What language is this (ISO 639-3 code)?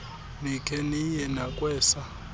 xho